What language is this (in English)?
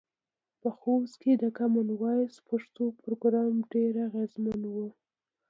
Pashto